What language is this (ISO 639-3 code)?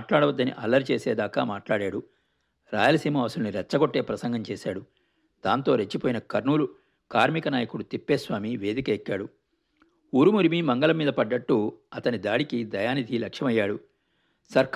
tel